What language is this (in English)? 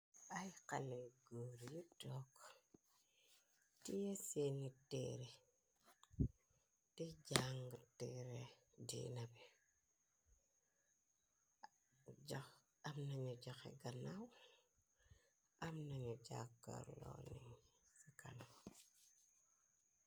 Wolof